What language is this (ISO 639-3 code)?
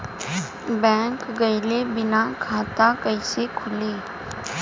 bho